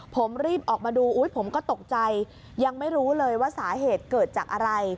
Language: Thai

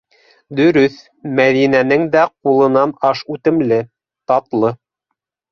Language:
Bashkir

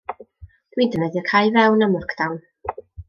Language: Welsh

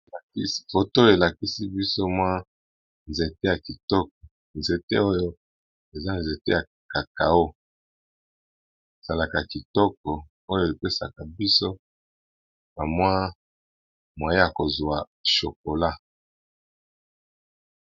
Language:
Lingala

